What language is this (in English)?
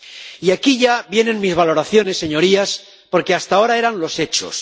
Spanish